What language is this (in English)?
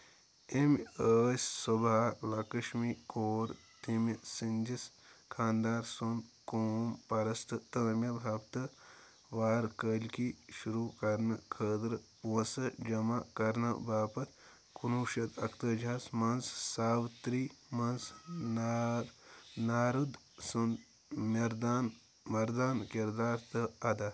Kashmiri